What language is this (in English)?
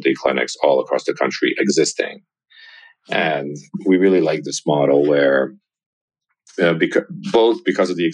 English